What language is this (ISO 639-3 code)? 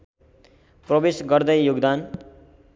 nep